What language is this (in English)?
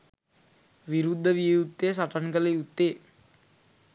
Sinhala